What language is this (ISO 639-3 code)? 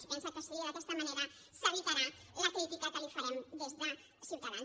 cat